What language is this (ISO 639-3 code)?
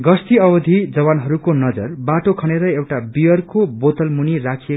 nep